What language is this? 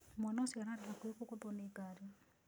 Kikuyu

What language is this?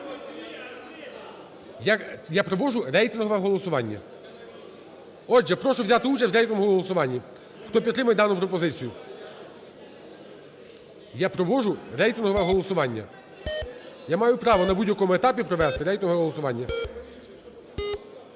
Ukrainian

